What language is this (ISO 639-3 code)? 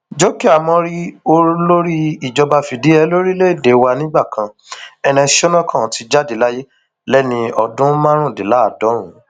yor